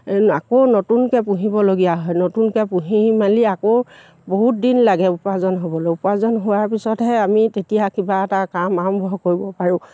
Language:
Assamese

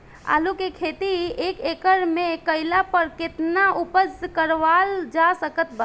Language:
Bhojpuri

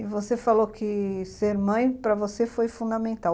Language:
Portuguese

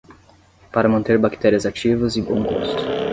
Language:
Portuguese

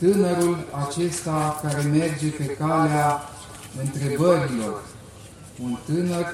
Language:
Romanian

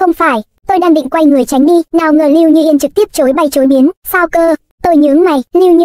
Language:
Vietnamese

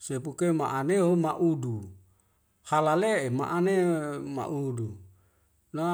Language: Wemale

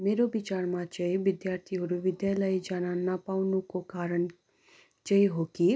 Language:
Nepali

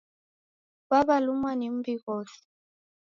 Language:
Taita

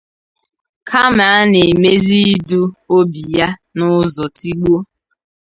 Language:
Igbo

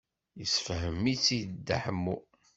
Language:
Kabyle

